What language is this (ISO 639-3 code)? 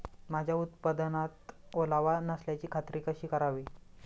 mar